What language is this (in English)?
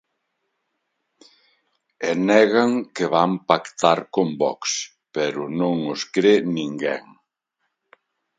Galician